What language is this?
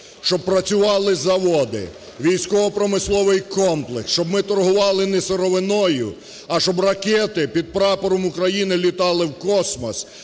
Ukrainian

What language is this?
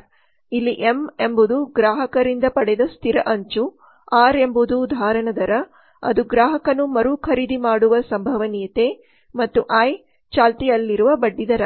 Kannada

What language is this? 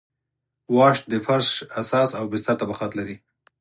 Pashto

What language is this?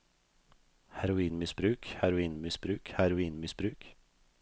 Norwegian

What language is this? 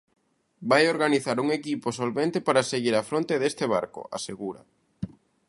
Galician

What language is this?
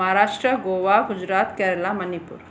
Sindhi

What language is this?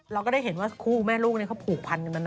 Thai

